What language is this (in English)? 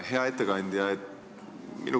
Estonian